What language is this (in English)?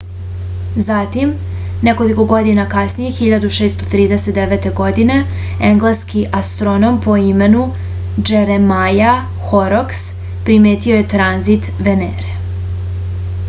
Serbian